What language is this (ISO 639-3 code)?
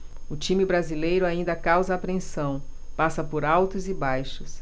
por